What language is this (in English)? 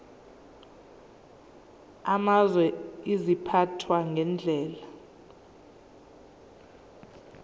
Zulu